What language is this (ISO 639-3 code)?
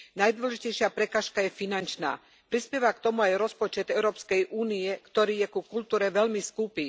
slk